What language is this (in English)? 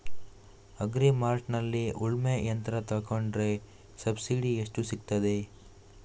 Kannada